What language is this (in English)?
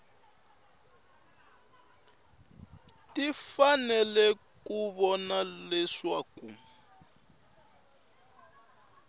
Tsonga